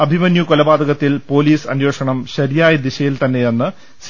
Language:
Malayalam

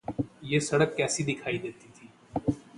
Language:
Urdu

